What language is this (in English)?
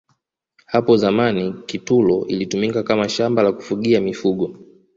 Swahili